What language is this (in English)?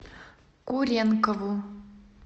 Russian